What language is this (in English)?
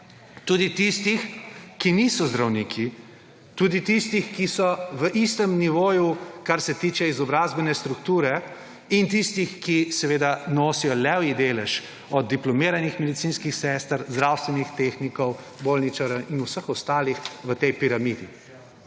Slovenian